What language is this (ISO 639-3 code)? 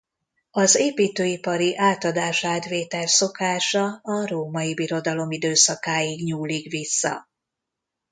hun